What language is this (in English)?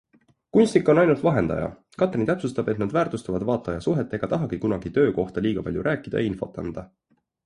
Estonian